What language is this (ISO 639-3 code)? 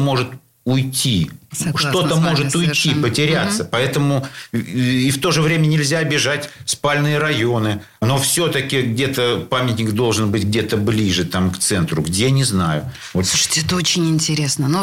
rus